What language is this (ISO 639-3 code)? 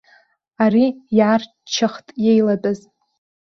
abk